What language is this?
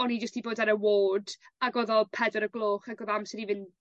Welsh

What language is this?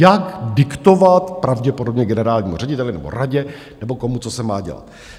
Czech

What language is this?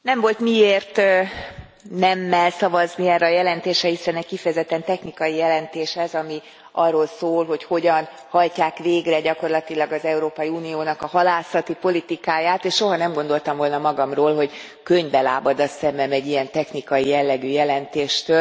Hungarian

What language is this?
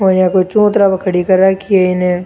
Rajasthani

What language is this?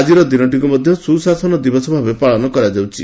Odia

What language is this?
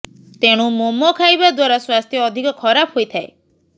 Odia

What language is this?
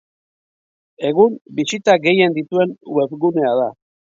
Basque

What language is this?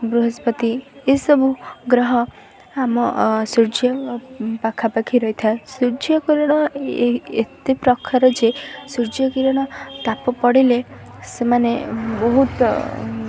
Odia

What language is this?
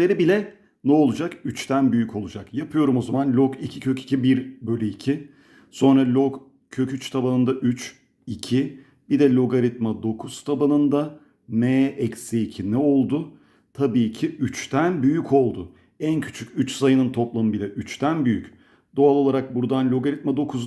Turkish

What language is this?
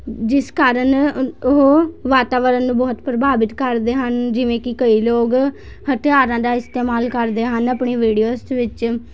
Punjabi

